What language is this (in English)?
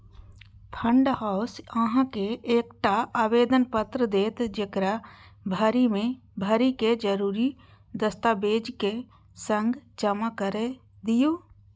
Maithili